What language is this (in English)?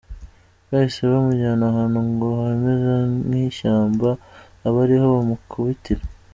Kinyarwanda